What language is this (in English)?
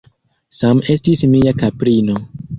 Esperanto